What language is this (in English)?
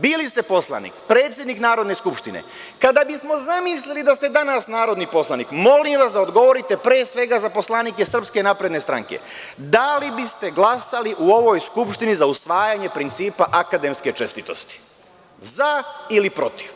Serbian